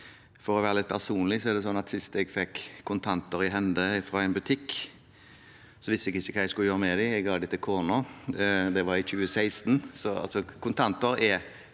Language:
Norwegian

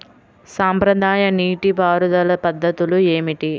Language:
Telugu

